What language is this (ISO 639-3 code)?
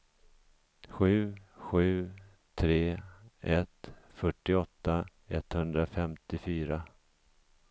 swe